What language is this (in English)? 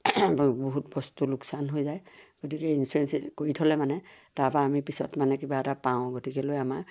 Assamese